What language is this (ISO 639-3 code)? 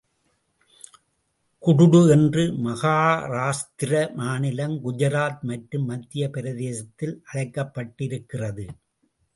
tam